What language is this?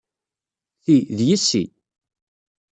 Kabyle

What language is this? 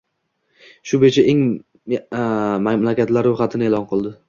Uzbek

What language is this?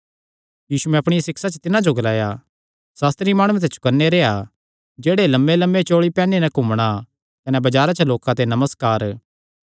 Kangri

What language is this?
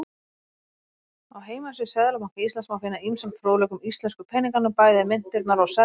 Icelandic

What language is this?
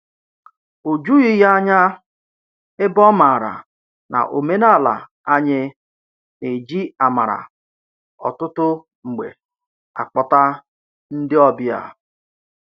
Igbo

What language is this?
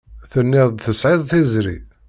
Kabyle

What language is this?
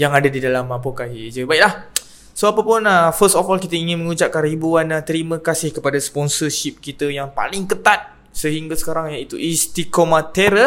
Malay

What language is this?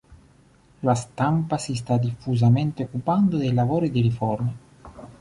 Italian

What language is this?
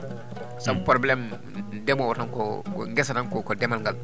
Fula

